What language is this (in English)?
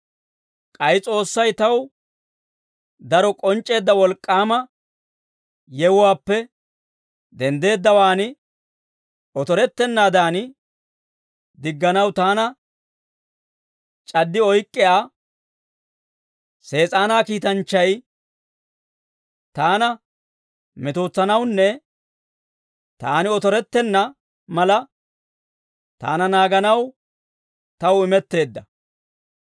Dawro